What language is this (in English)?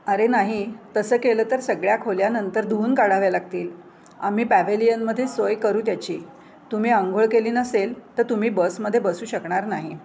Marathi